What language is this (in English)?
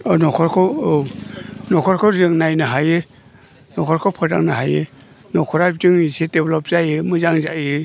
Bodo